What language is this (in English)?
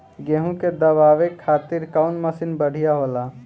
Bhojpuri